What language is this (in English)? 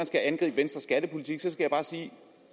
Danish